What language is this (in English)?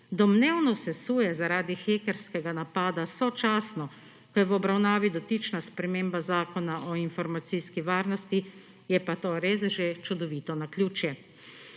Slovenian